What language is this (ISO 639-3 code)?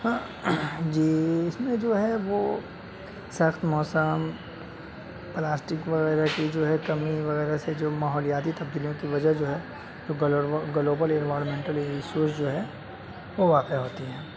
urd